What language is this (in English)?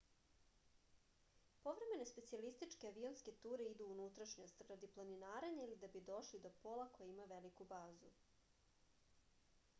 Serbian